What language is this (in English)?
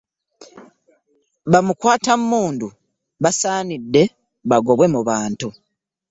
Ganda